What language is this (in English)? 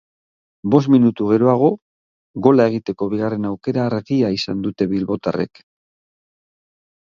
Basque